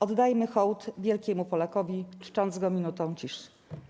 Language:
Polish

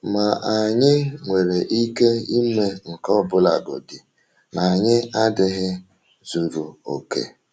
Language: Igbo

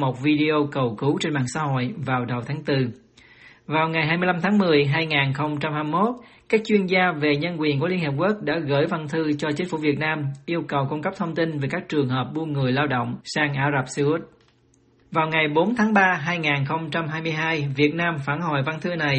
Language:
Vietnamese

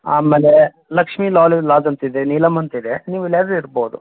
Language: Kannada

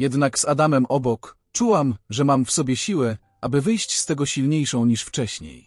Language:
Polish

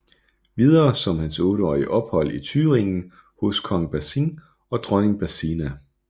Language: Danish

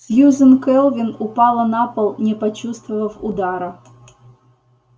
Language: Russian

